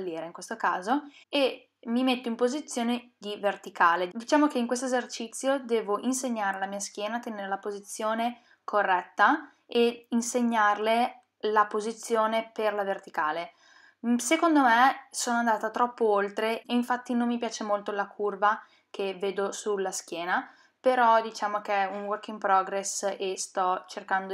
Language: Italian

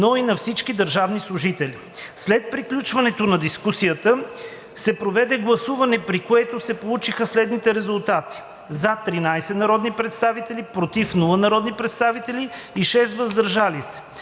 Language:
Bulgarian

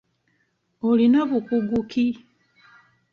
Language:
Ganda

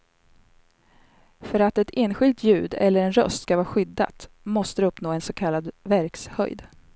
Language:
Swedish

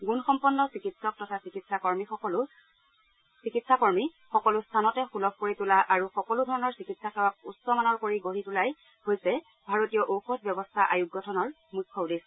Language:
Assamese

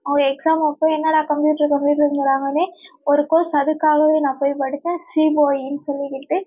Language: Tamil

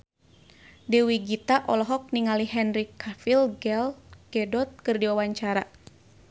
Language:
Sundanese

